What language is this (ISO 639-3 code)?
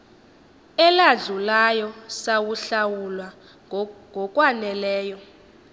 xho